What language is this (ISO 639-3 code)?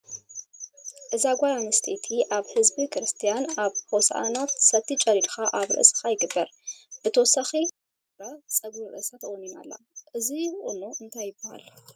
tir